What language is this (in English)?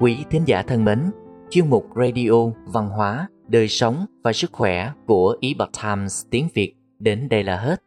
Vietnamese